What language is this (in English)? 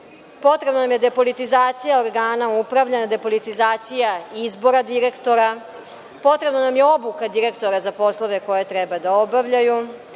Serbian